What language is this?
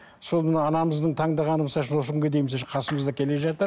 Kazakh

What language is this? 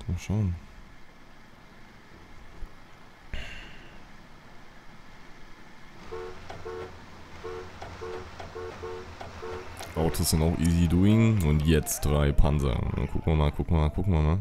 German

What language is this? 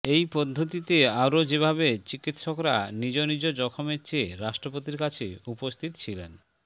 Bangla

